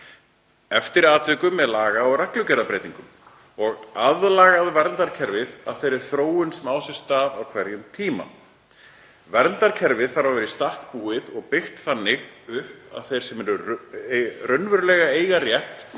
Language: Icelandic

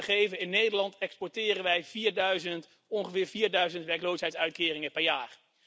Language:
Dutch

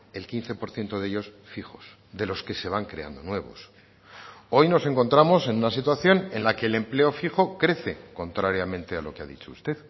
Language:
Spanish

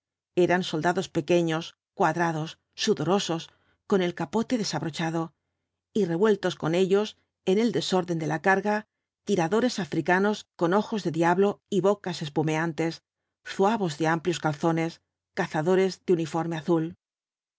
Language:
Spanish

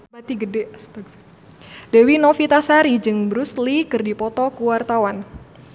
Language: Sundanese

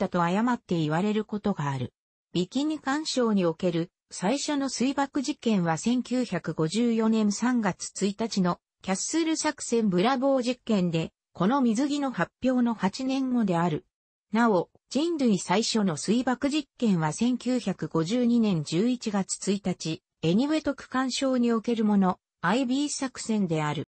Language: Japanese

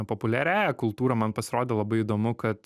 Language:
Lithuanian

